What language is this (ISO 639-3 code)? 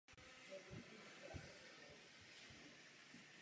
ces